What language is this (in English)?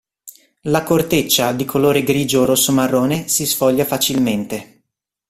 Italian